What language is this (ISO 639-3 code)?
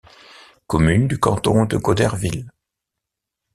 fra